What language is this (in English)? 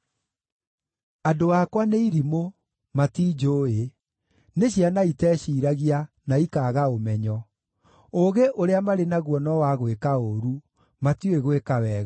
Kikuyu